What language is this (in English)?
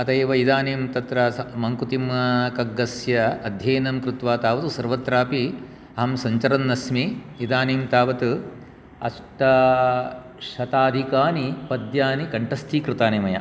Sanskrit